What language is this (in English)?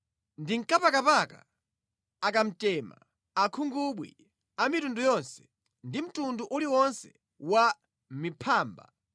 Nyanja